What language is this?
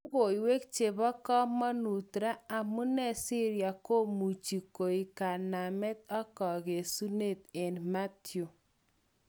Kalenjin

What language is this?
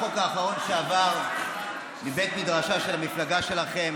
Hebrew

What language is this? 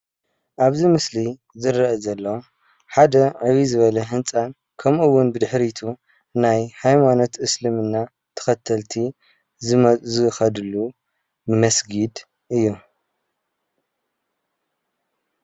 Tigrinya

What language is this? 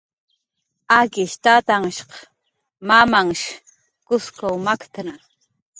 Jaqaru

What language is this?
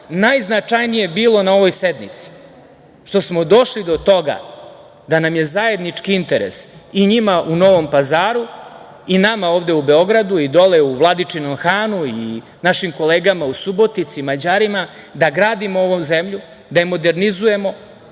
Serbian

